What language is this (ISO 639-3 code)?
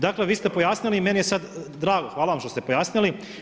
hrv